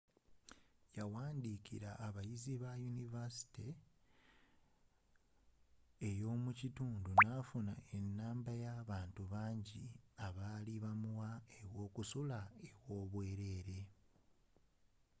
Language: Ganda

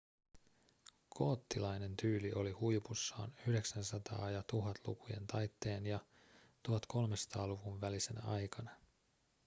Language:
Finnish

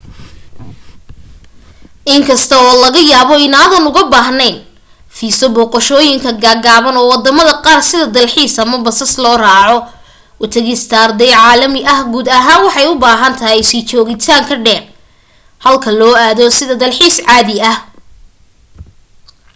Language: Somali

